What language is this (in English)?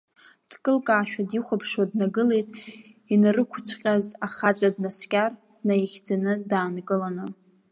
Abkhazian